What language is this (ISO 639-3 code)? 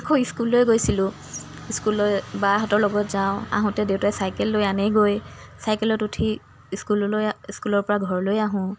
asm